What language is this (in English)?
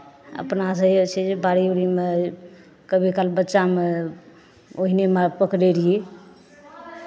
Maithili